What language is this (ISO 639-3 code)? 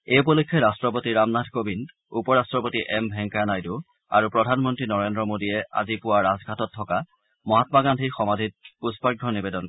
asm